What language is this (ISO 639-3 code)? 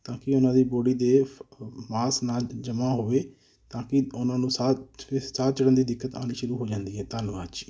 pan